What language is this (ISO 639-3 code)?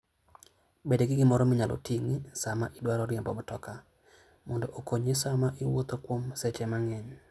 luo